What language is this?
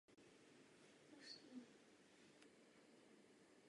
Czech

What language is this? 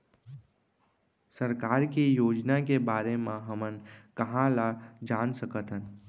Chhattisgarhi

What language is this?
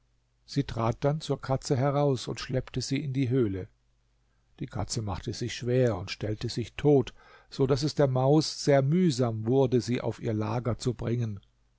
German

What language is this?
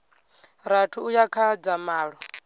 Venda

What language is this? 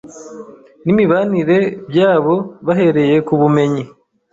Kinyarwanda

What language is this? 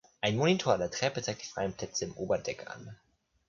German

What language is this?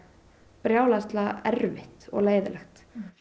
Icelandic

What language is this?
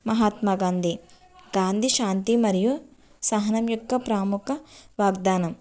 Telugu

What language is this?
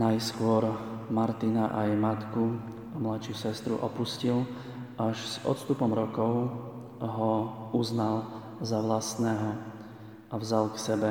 Slovak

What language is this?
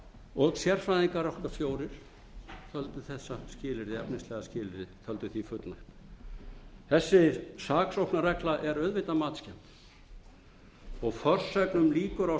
Icelandic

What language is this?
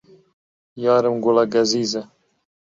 Central Kurdish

